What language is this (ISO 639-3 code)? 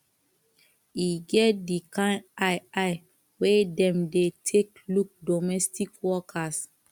pcm